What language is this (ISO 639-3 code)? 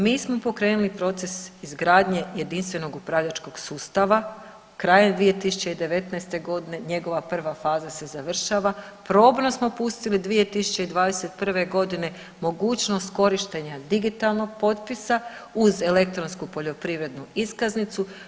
hrv